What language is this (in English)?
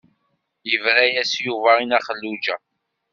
Kabyle